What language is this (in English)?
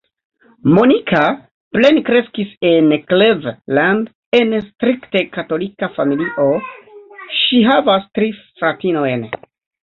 Esperanto